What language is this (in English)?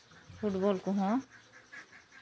Santali